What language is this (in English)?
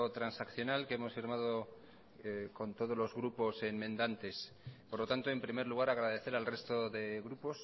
Spanish